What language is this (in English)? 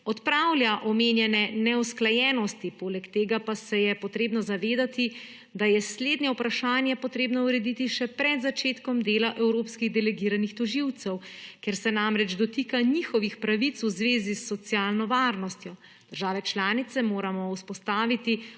Slovenian